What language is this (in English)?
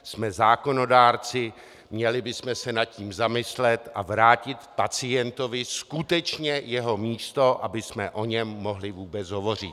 Czech